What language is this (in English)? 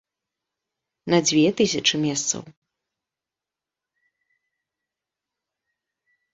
Belarusian